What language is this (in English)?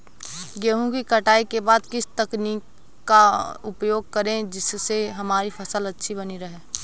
Hindi